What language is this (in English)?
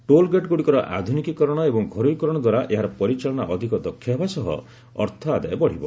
Odia